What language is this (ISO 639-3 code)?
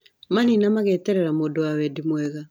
kik